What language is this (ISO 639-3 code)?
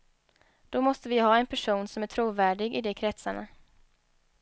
swe